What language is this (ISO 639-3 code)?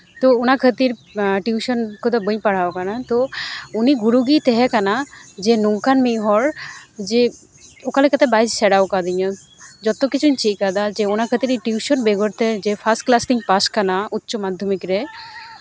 sat